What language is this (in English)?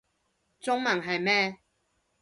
Cantonese